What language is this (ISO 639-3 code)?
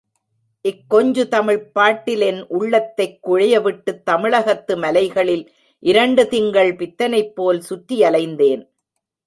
tam